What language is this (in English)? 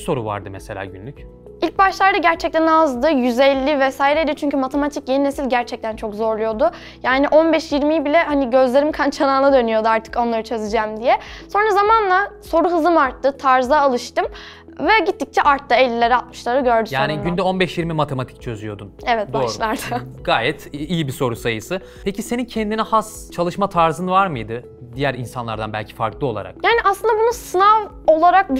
Turkish